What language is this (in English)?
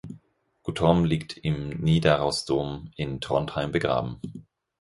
German